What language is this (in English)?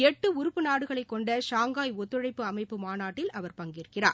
Tamil